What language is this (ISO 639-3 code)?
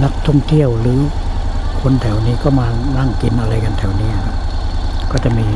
tha